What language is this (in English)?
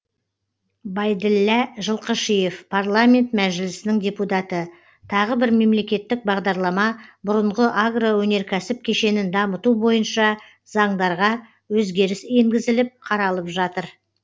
Kazakh